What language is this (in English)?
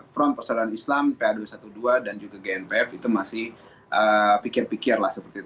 Indonesian